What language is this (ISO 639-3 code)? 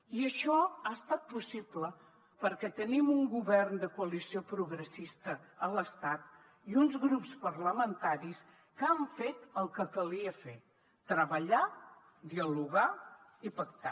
cat